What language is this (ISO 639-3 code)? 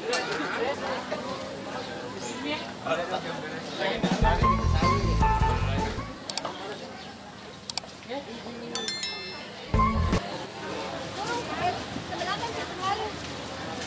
ind